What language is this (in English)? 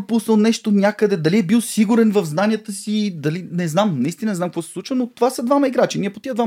Bulgarian